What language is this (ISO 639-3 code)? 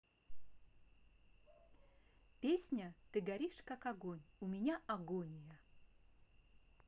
rus